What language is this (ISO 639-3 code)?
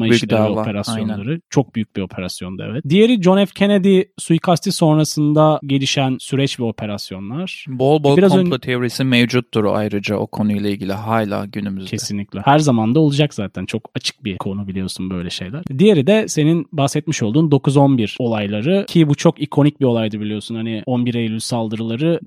tur